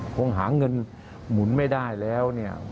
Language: Thai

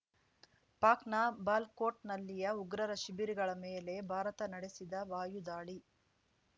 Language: Kannada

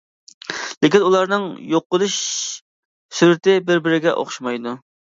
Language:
Uyghur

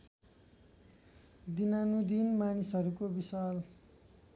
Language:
Nepali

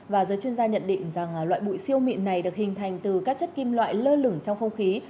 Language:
Vietnamese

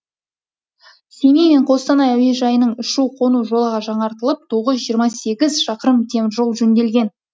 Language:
Kazakh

